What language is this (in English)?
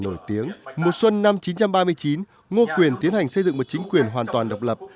Vietnamese